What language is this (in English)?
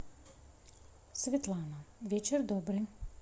Russian